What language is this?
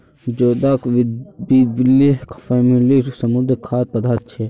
Magahi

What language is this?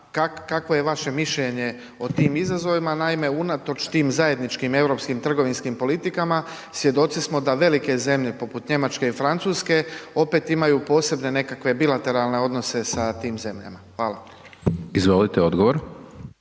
Croatian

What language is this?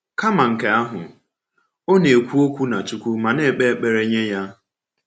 Igbo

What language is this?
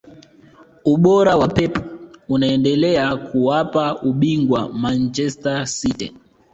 Swahili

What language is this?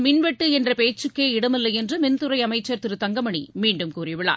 Tamil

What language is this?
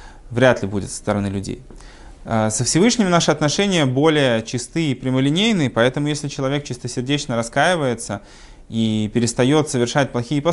Russian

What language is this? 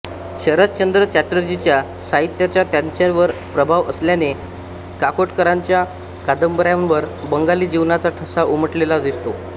Marathi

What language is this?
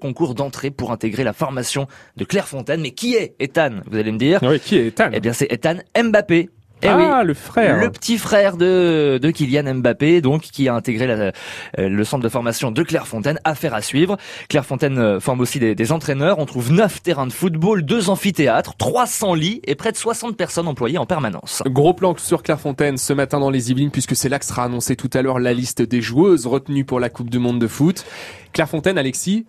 French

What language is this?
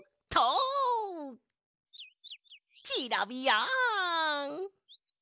Japanese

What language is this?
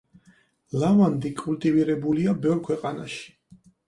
Georgian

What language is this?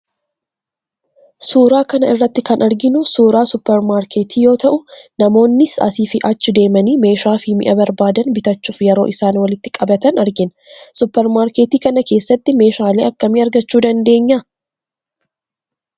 Oromo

